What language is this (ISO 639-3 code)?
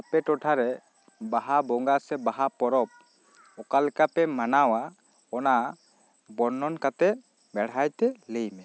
sat